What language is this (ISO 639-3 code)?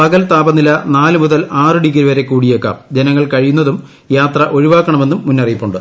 mal